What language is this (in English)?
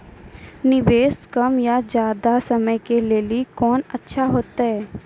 Maithili